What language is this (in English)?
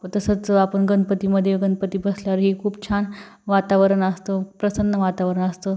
Marathi